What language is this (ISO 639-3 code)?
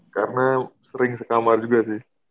ind